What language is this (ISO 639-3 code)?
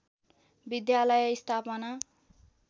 nep